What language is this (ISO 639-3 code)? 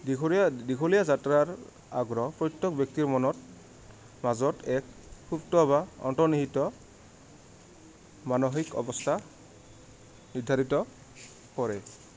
asm